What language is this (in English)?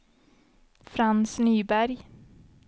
Swedish